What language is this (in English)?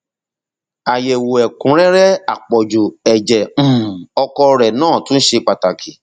Yoruba